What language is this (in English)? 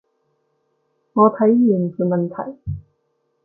Cantonese